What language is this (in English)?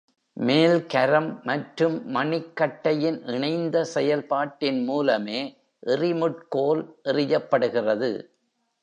Tamil